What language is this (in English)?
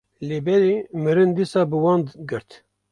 Kurdish